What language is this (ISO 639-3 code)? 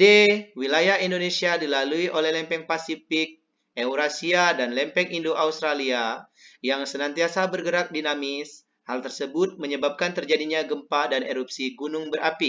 ind